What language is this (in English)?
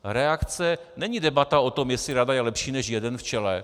Czech